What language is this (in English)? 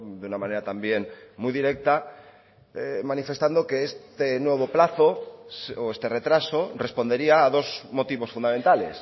Spanish